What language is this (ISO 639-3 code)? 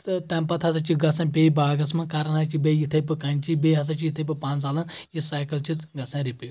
kas